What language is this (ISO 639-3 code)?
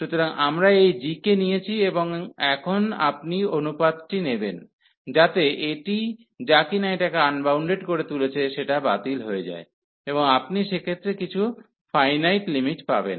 ben